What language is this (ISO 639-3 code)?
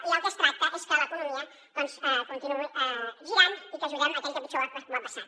cat